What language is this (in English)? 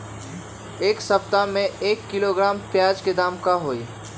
Magahi